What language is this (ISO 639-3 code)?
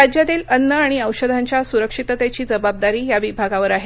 mar